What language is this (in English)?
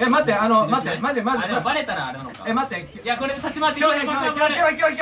Japanese